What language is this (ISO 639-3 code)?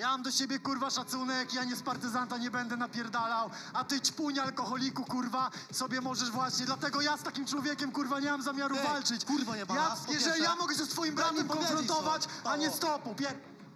pol